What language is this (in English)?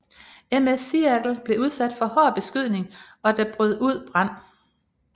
Danish